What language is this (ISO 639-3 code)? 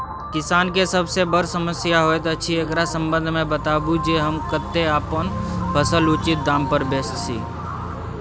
mai